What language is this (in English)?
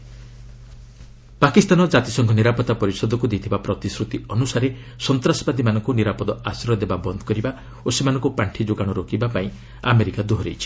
Odia